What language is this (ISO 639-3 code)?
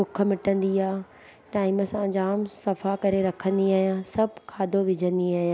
snd